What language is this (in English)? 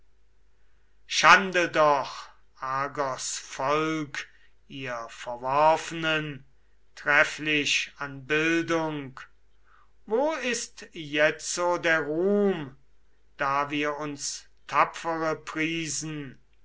German